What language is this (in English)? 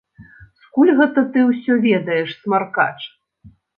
Belarusian